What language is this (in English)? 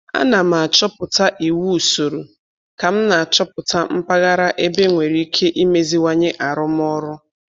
Igbo